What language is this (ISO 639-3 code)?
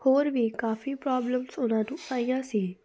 pan